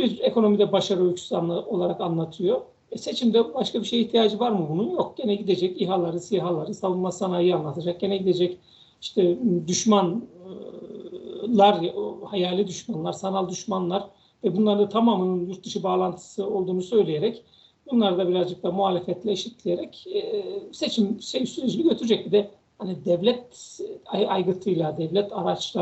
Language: Turkish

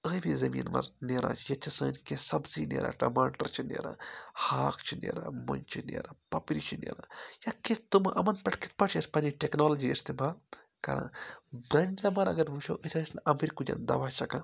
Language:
Kashmiri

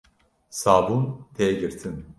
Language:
Kurdish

